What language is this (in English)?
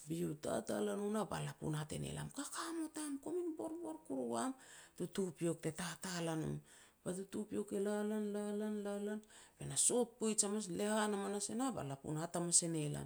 Petats